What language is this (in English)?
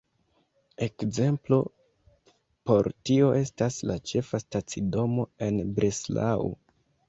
Esperanto